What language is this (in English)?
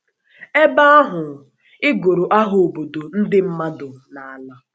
Igbo